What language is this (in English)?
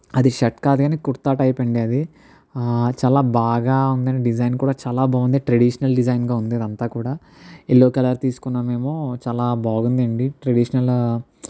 Telugu